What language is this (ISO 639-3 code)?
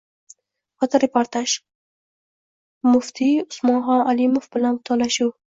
uzb